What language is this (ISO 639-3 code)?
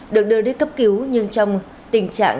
vie